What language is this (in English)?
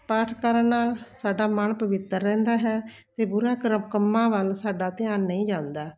Punjabi